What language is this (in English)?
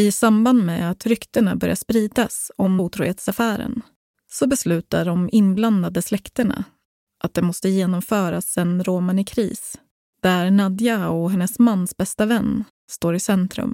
Swedish